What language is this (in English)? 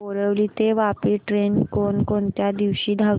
Marathi